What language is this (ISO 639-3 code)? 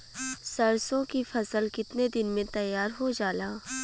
bho